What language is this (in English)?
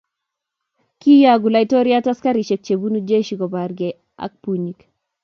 Kalenjin